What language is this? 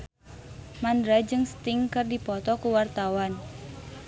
Sundanese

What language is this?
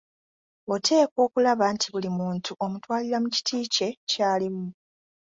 Ganda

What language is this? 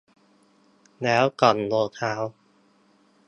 Thai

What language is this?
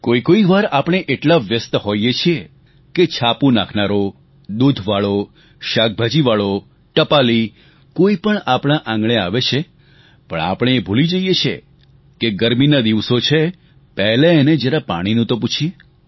Gujarati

